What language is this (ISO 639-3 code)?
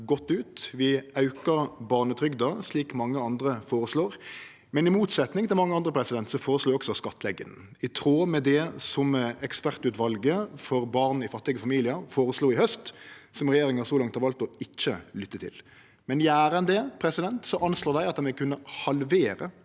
nor